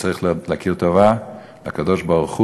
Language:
Hebrew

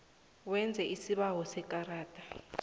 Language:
South Ndebele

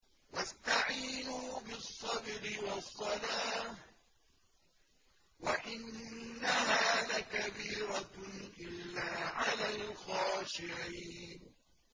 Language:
Arabic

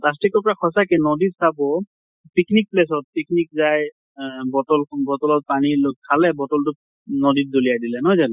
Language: Assamese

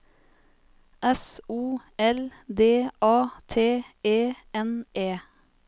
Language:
Norwegian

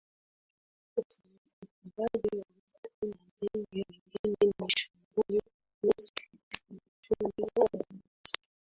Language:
Swahili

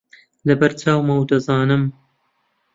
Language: Central Kurdish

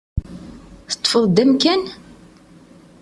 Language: Kabyle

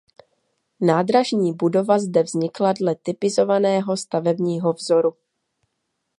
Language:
Czech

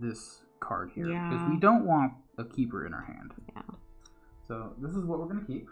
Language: English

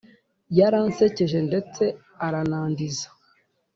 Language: Kinyarwanda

